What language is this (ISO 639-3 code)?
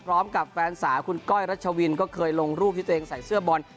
tha